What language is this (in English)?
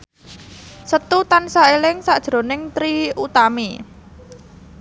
Javanese